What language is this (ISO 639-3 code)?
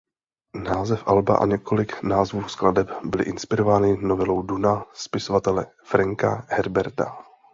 ces